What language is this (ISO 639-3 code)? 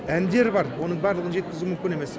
kaz